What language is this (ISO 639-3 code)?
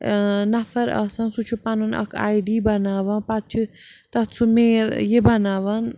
kas